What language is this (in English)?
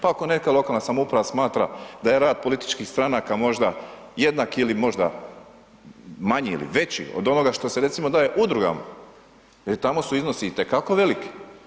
Croatian